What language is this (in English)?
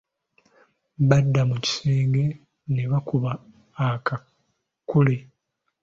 Ganda